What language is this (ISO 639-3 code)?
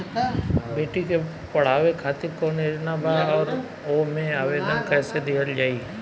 bho